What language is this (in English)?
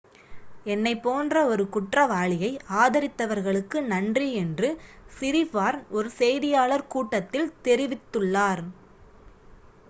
Tamil